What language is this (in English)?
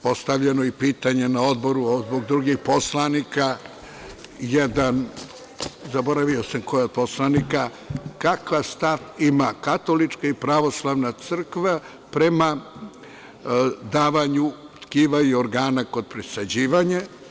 Serbian